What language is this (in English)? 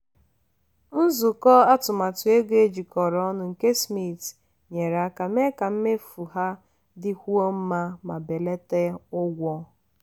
Igbo